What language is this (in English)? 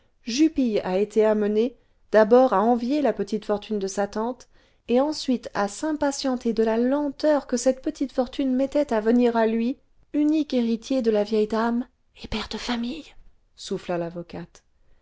French